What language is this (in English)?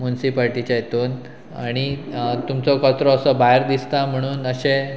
Konkani